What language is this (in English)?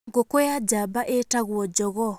Kikuyu